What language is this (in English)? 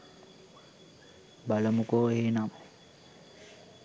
Sinhala